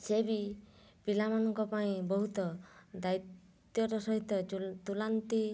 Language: Odia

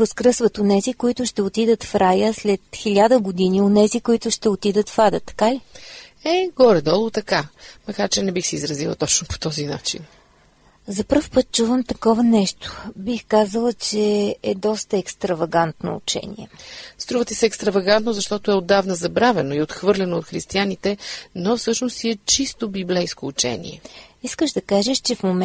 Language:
Bulgarian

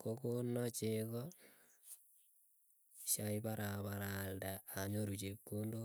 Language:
Keiyo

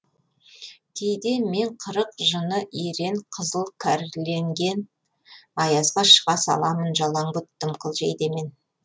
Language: Kazakh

